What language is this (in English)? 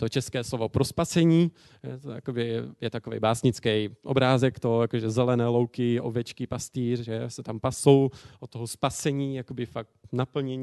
Czech